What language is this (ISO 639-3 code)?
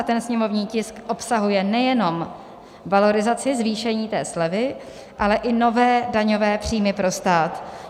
ces